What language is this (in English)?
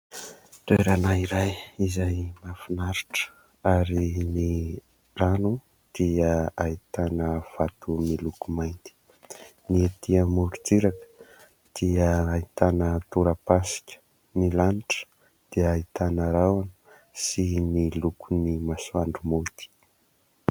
Malagasy